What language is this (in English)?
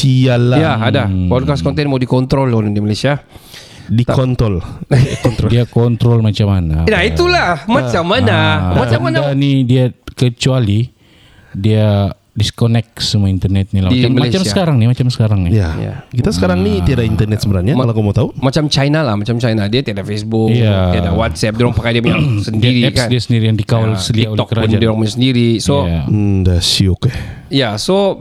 Malay